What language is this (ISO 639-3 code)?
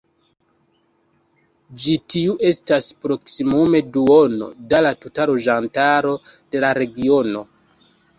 epo